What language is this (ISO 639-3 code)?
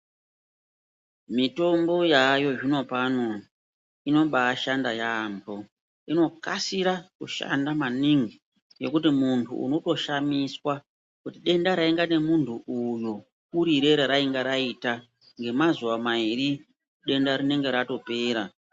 ndc